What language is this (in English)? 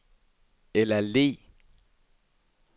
Danish